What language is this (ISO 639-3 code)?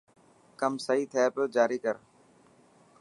mki